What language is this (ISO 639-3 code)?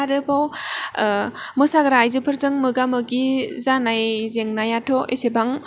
brx